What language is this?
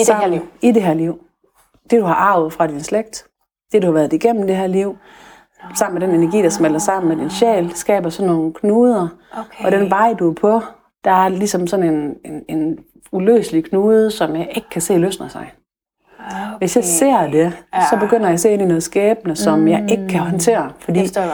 Danish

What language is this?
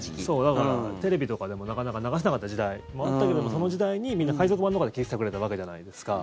Japanese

